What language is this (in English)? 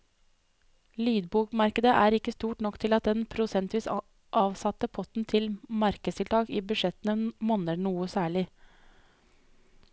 Norwegian